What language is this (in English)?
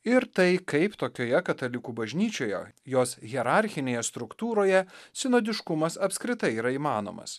Lithuanian